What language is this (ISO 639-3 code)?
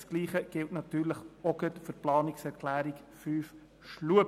gsw